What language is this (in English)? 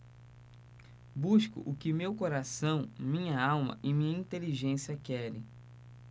Portuguese